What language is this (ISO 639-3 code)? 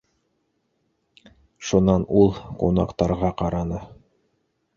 bak